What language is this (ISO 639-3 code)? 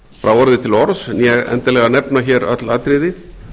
isl